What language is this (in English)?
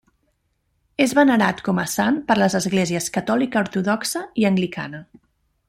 Catalan